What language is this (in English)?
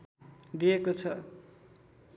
Nepali